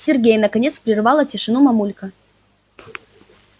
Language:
Russian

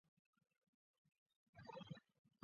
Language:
Chinese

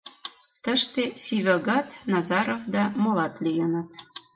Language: Mari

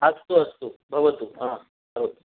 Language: Sanskrit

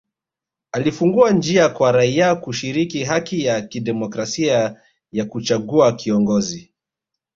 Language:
Swahili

